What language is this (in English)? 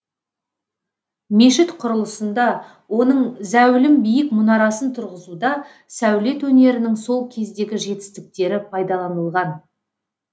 Kazakh